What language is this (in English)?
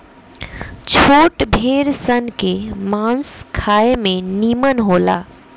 Bhojpuri